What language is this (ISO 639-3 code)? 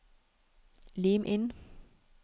nor